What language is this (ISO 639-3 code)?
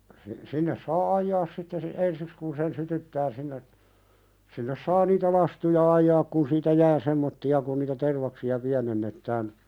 fin